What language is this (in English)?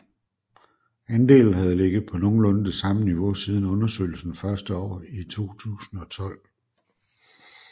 Danish